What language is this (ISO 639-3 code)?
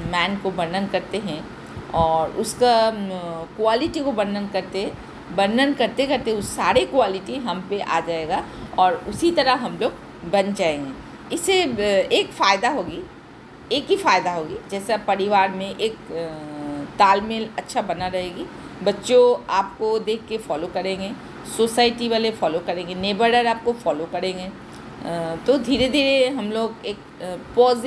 hin